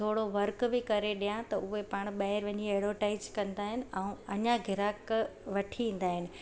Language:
Sindhi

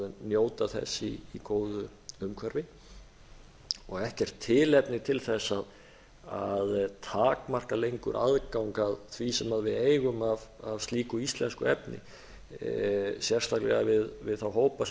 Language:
Icelandic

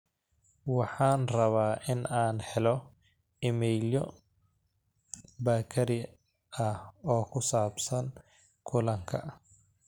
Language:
Somali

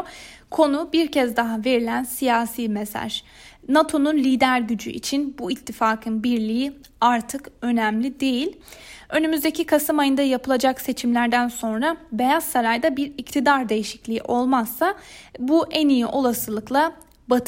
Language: Turkish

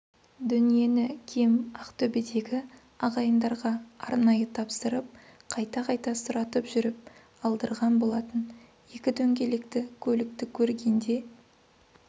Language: Kazakh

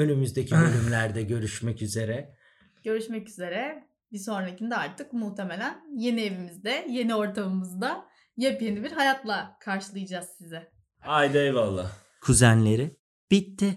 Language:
Turkish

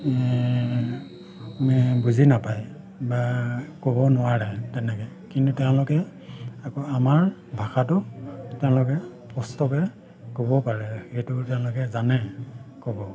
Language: Assamese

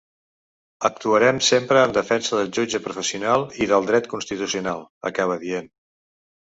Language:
Catalan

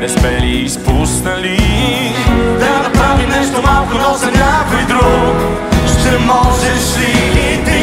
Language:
Dutch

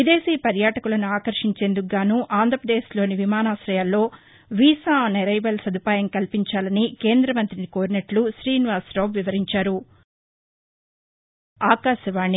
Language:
Telugu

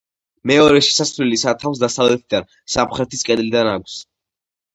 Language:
Georgian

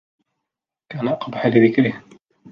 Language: Arabic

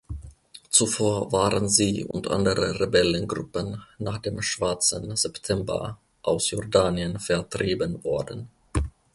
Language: German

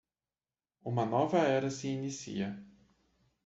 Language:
Portuguese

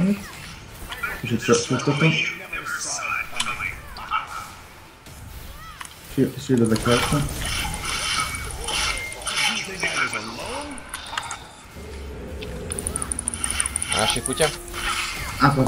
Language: Hungarian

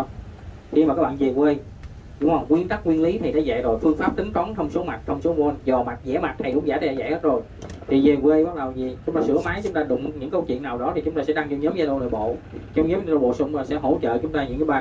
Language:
Vietnamese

